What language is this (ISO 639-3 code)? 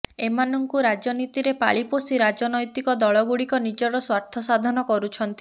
ori